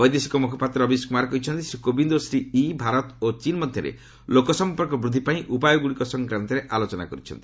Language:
Odia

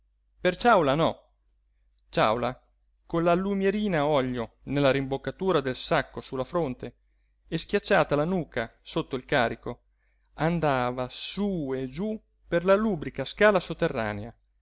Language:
Italian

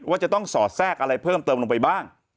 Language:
Thai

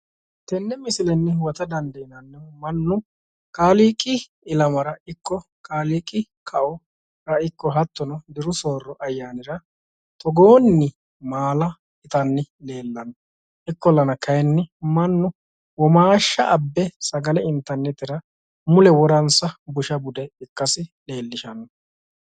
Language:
Sidamo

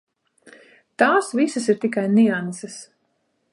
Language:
Latvian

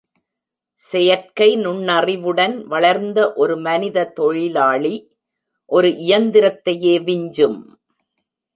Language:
Tamil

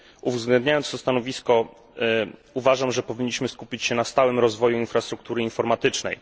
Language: Polish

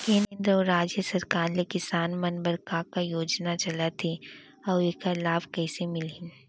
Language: Chhattisgarhi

